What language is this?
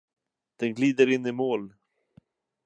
Swedish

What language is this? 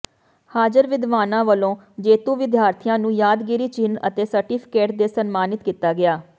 Punjabi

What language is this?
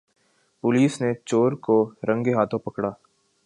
Urdu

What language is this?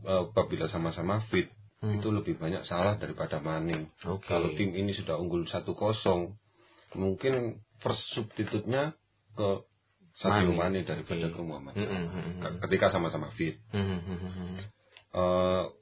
Indonesian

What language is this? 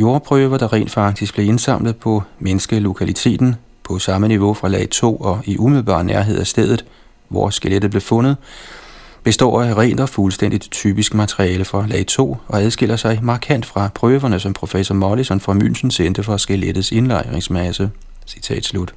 Danish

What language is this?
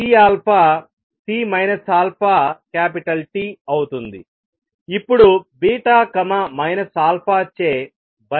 Telugu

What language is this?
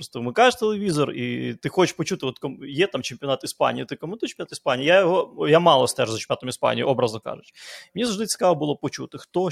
Ukrainian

